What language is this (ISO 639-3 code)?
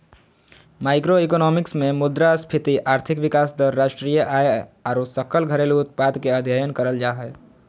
mag